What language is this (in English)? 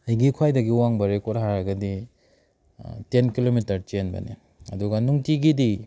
Manipuri